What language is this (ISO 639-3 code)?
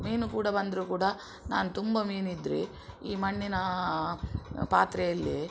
kan